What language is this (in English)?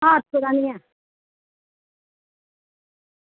Dogri